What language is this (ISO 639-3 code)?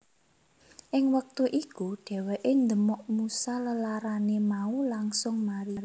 jav